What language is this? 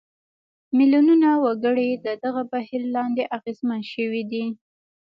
Pashto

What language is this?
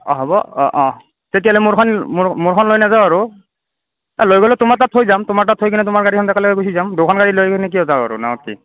Assamese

